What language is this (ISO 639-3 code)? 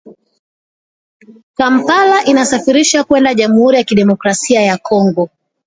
swa